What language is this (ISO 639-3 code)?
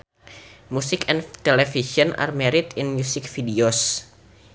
sun